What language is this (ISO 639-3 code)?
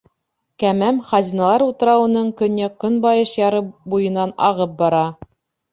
bak